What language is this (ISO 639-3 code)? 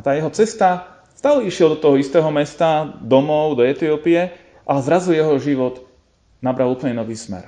slk